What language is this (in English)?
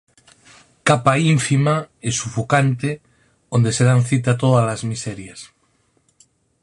Galician